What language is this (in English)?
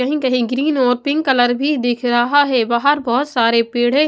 Hindi